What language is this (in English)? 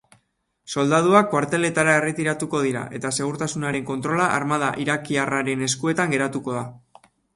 Basque